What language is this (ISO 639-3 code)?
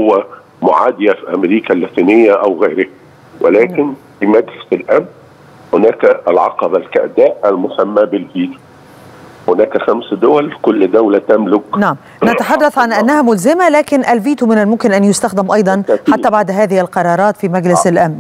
ara